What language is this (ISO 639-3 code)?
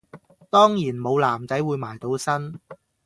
yue